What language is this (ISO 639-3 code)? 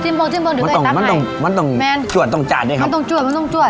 tha